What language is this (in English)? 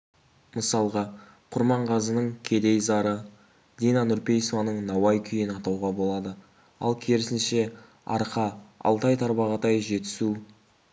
Kazakh